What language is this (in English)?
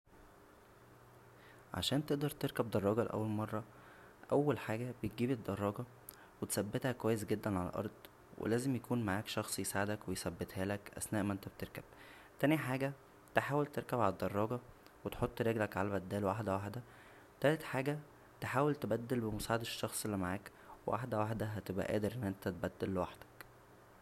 Egyptian Arabic